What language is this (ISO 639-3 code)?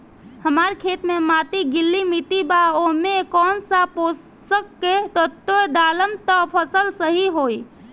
bho